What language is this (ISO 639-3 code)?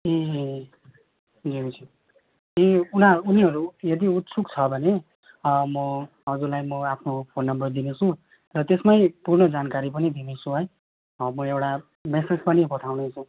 nep